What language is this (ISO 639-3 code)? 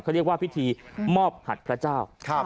tha